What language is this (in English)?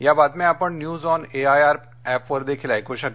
Marathi